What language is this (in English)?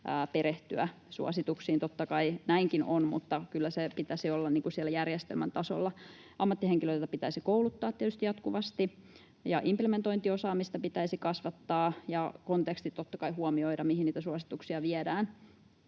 Finnish